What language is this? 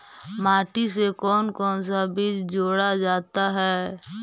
Magahi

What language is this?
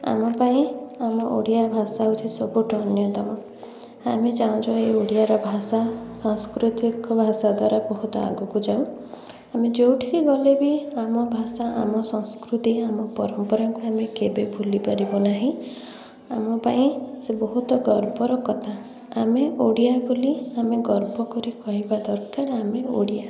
Odia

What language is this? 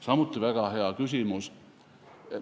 Estonian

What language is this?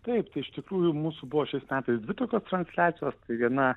Lithuanian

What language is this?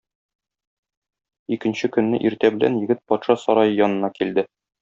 Tatar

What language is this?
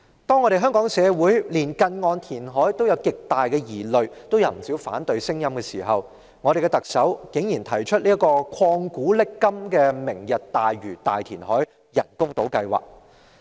Cantonese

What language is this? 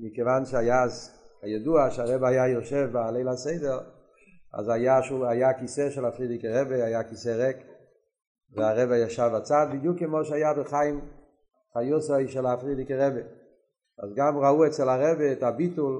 Hebrew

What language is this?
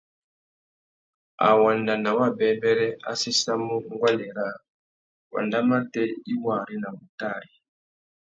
Tuki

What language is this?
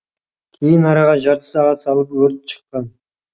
Kazakh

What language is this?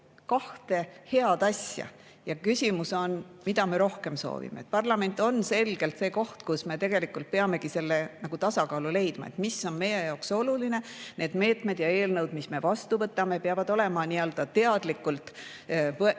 Estonian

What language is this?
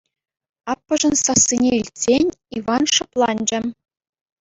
Chuvash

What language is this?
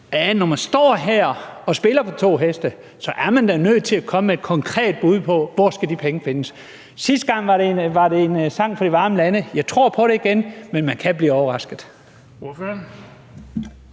Danish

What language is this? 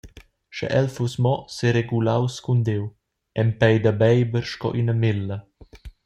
Romansh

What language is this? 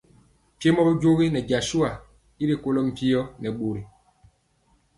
Mpiemo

